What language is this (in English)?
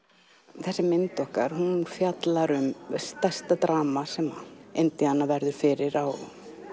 Icelandic